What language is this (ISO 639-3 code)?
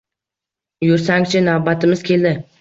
uzb